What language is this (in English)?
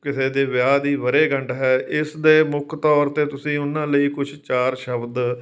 Punjabi